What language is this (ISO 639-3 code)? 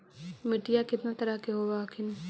mag